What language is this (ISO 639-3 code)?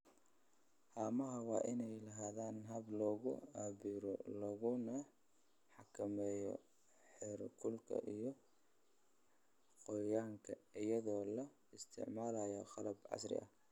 som